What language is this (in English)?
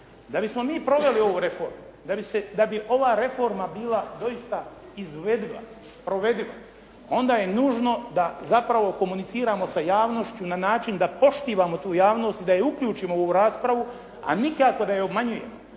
Croatian